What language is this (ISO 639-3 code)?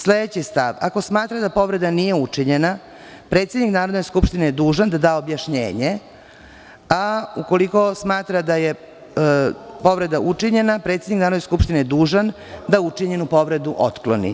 srp